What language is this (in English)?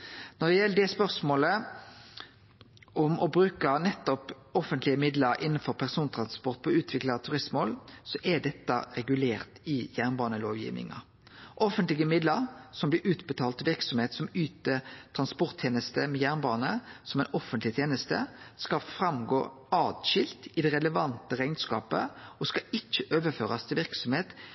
Norwegian Nynorsk